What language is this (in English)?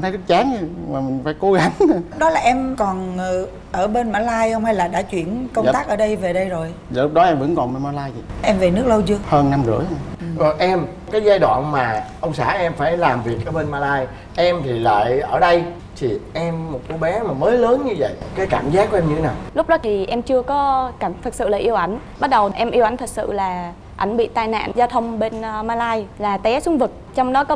Vietnamese